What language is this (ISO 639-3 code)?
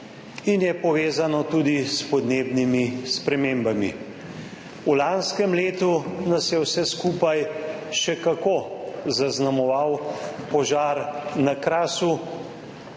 slv